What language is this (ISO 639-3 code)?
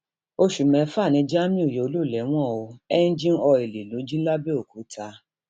yor